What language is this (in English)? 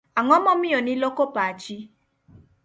Luo (Kenya and Tanzania)